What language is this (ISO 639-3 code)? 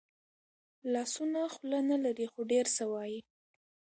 pus